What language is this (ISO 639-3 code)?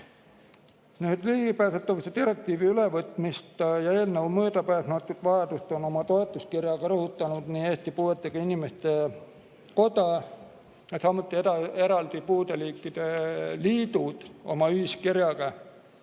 est